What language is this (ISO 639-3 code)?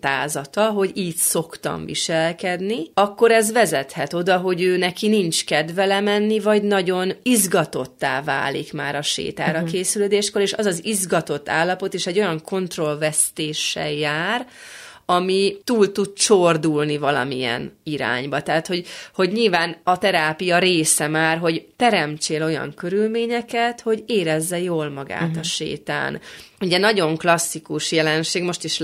hun